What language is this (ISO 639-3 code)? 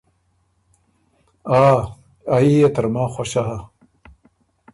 oru